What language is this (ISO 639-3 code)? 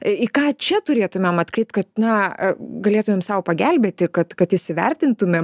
lit